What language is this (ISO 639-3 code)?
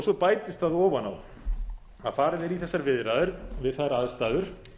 isl